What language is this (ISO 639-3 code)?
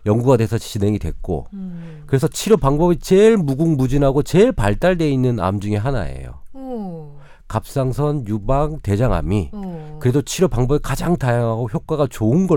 kor